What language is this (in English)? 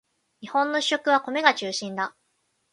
Japanese